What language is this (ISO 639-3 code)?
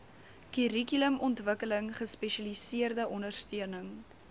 afr